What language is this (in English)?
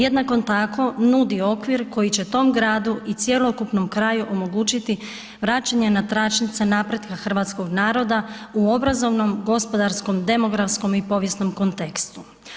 Croatian